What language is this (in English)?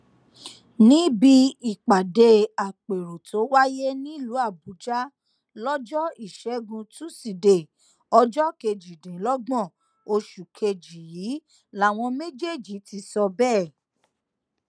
Yoruba